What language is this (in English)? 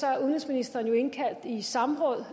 Danish